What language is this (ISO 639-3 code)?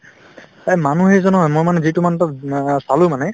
asm